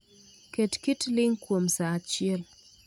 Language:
Luo (Kenya and Tanzania)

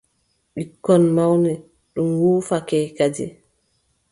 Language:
Adamawa Fulfulde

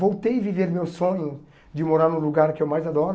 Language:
Portuguese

